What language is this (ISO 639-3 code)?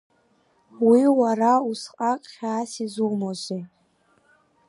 abk